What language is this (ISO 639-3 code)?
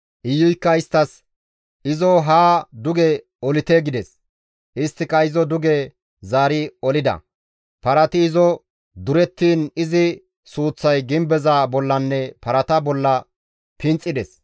gmv